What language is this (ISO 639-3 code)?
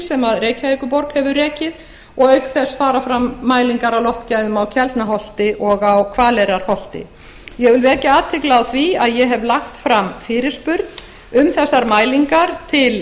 isl